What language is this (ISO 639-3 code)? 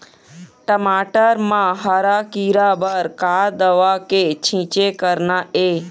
hne